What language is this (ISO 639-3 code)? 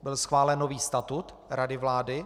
ces